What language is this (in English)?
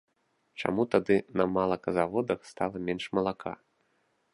Belarusian